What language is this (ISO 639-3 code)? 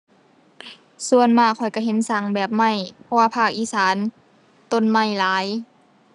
tha